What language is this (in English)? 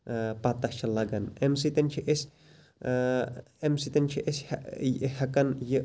Kashmiri